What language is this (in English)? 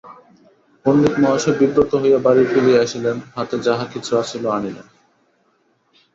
Bangla